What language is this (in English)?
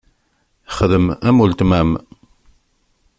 Kabyle